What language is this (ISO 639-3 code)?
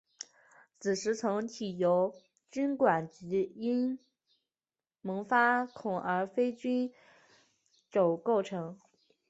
zho